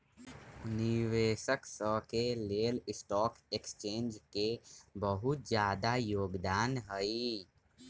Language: Magahi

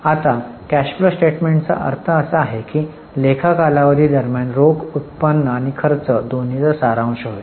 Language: Marathi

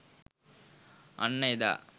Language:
Sinhala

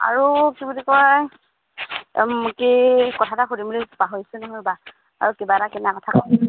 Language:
Assamese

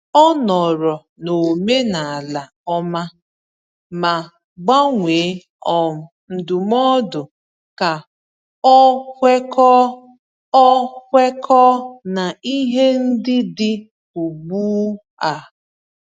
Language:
Igbo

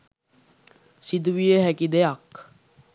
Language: Sinhala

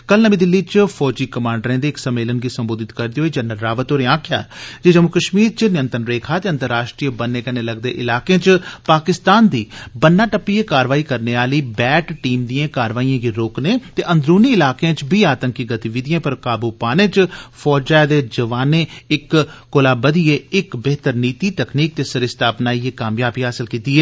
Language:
Dogri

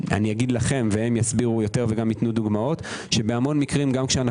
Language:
Hebrew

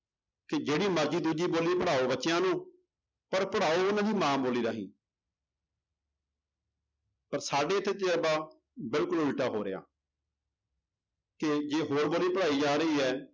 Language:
Punjabi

